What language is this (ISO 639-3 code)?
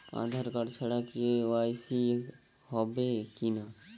ben